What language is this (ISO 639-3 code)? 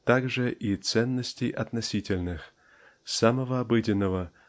rus